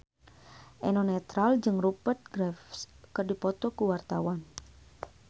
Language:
Sundanese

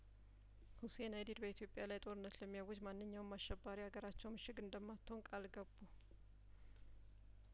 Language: Amharic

